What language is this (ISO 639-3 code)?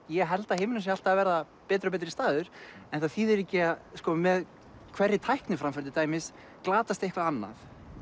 isl